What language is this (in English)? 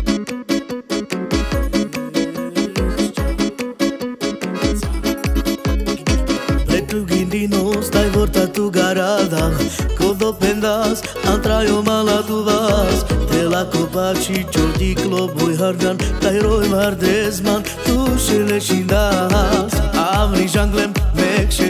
Romanian